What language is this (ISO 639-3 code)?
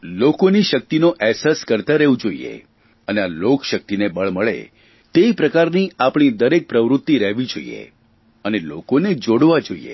guj